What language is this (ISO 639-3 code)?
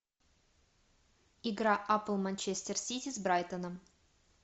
rus